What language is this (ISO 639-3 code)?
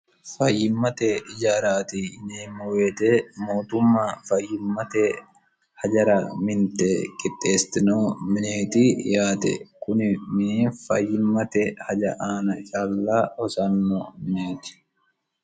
sid